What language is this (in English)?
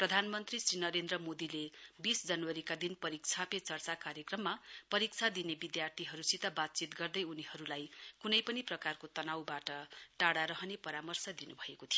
Nepali